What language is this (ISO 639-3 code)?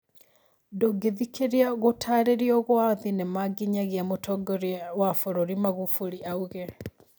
kik